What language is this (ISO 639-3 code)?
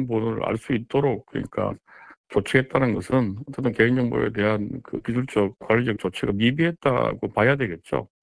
kor